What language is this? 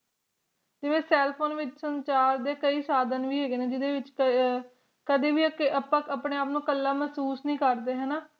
Punjabi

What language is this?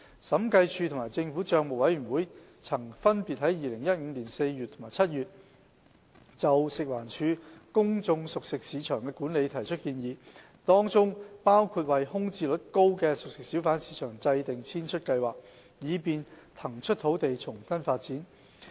Cantonese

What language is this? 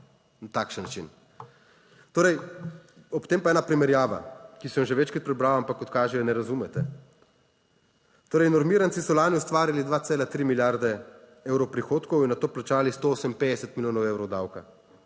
Slovenian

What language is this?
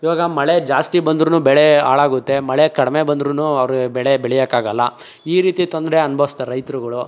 Kannada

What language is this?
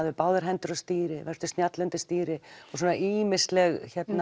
Icelandic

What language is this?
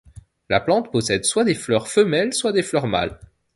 French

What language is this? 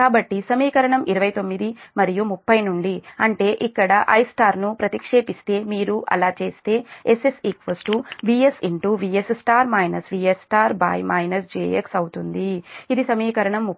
Telugu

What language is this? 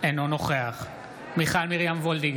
Hebrew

